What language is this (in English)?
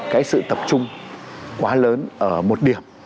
Vietnamese